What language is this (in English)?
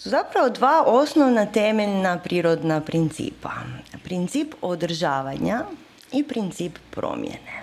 Croatian